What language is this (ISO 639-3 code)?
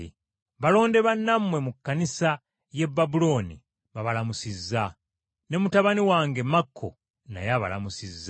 lug